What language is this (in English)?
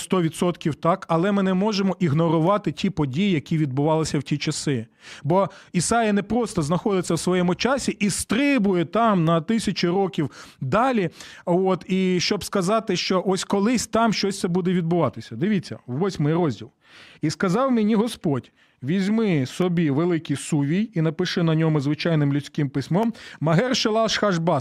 Ukrainian